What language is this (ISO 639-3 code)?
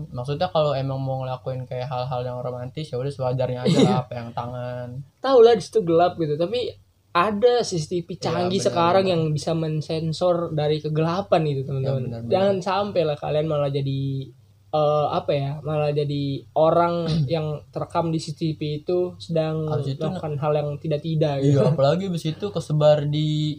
ind